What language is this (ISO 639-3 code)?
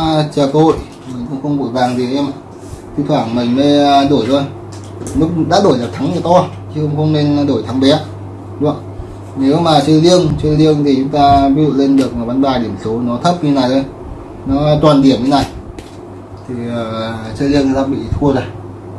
vie